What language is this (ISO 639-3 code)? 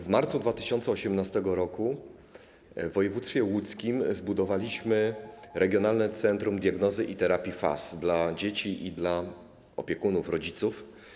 pol